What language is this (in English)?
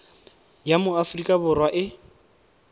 Tswana